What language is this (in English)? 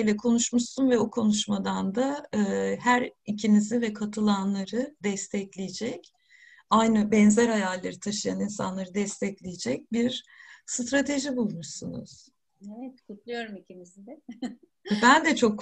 Turkish